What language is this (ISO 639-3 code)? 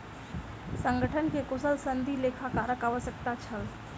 mai